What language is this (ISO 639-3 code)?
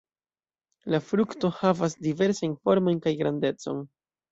epo